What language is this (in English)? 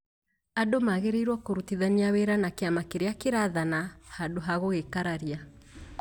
Kikuyu